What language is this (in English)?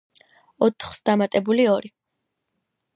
Georgian